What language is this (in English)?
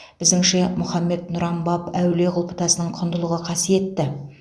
Kazakh